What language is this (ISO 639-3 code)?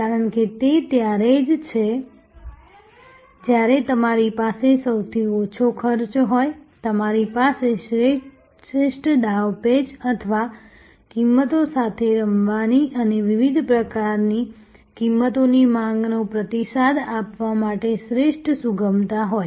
guj